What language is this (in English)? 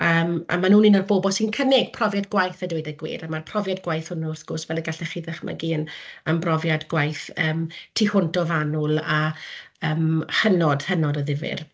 Welsh